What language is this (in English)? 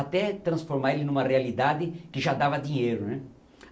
Portuguese